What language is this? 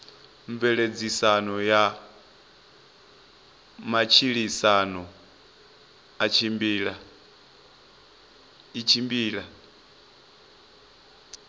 Venda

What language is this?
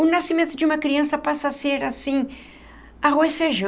Portuguese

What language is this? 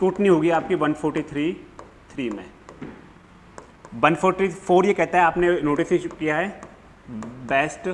Hindi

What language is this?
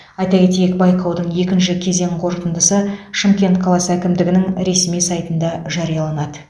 Kazakh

